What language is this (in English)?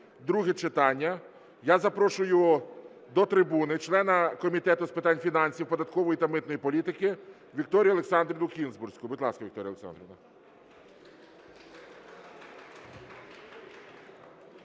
Ukrainian